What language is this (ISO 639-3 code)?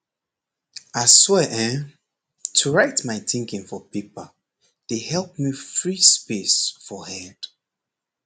pcm